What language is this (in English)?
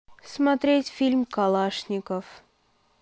Russian